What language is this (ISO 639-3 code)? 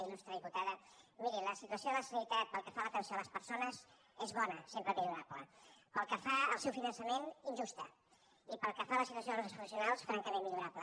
cat